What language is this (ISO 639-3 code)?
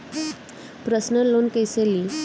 bho